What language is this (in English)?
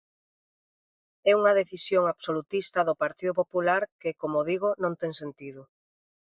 Galician